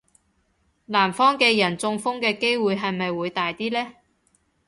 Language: Cantonese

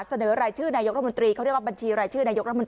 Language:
Thai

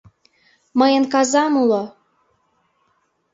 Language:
Mari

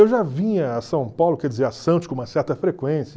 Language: Portuguese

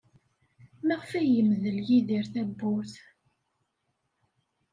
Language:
Kabyle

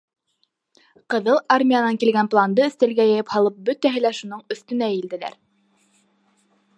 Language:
Bashkir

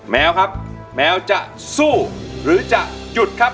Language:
Thai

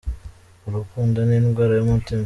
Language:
Kinyarwanda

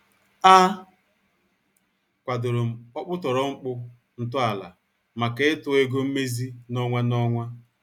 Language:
Igbo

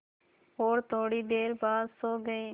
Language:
Hindi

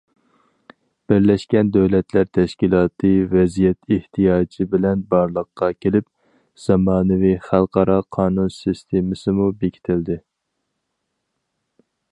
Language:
Uyghur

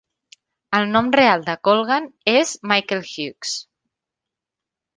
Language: Catalan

